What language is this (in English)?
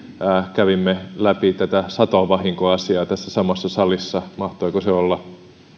Finnish